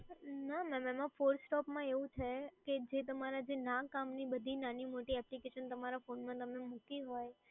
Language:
Gujarati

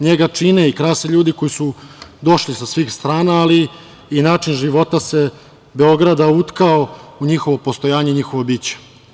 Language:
Serbian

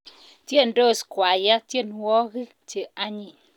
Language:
Kalenjin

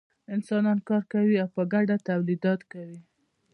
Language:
Pashto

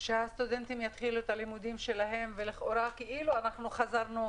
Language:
Hebrew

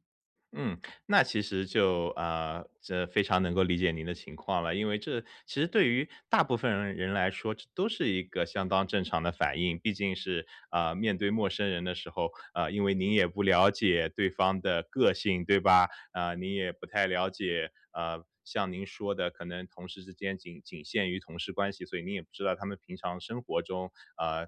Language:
Chinese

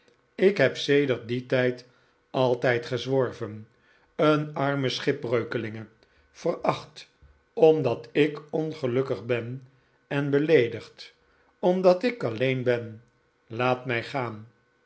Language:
Dutch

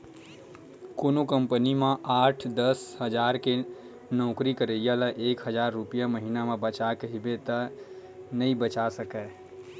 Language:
Chhattisgarhi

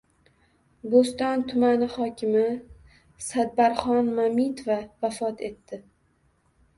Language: Uzbek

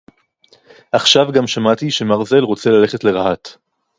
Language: Hebrew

